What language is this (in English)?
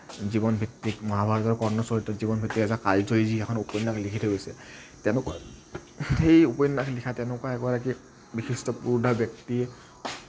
Assamese